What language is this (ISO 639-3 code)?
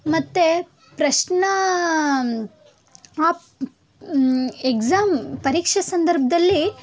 kan